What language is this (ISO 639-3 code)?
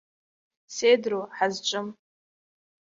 abk